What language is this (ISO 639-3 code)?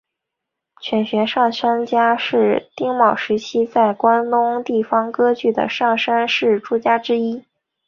zho